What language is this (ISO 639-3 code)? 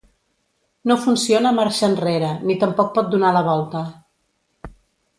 cat